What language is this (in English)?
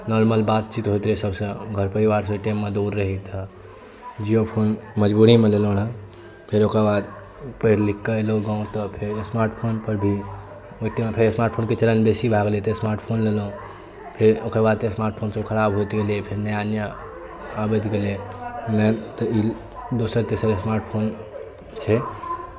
Maithili